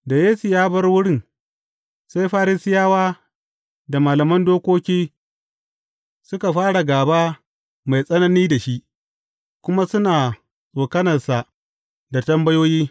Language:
Hausa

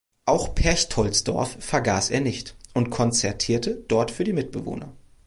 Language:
German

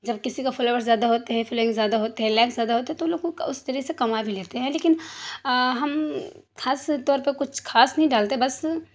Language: Urdu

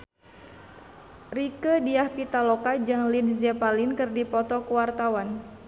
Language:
Sundanese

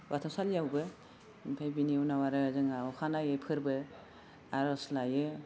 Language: Bodo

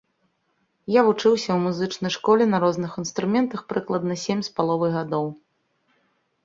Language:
Belarusian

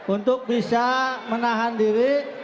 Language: Indonesian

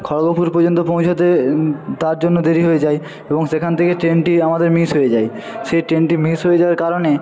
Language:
Bangla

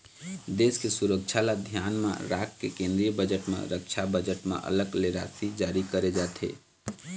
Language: Chhattisgarhi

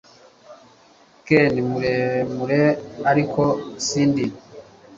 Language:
Kinyarwanda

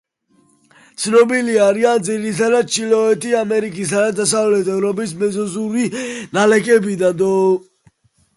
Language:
Georgian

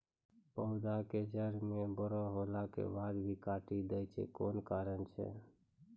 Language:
Maithili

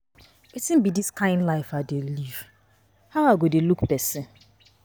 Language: Nigerian Pidgin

